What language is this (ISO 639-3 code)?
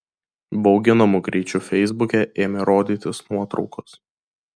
lit